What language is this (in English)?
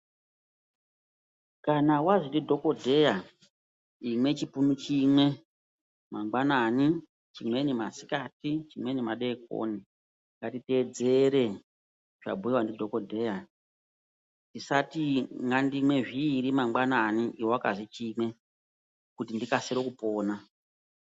Ndau